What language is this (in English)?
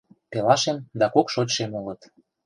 Mari